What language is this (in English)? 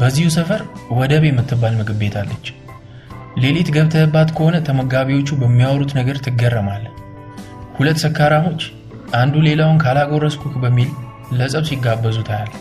Amharic